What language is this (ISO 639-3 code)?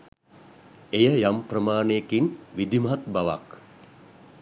sin